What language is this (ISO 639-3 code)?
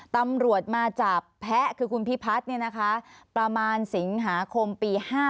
tha